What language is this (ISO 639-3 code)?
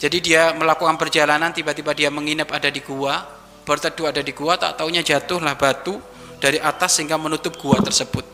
ind